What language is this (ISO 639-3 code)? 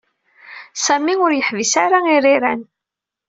kab